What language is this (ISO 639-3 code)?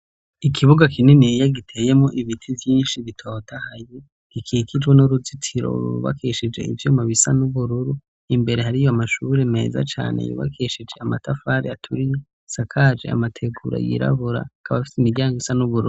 run